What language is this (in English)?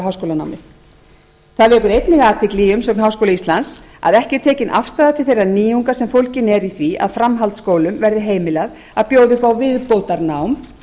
Icelandic